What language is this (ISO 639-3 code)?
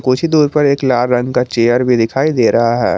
hin